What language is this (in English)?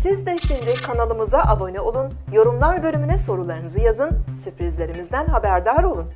Turkish